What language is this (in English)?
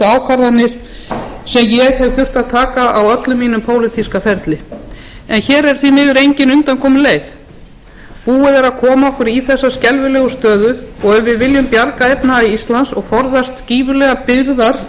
Icelandic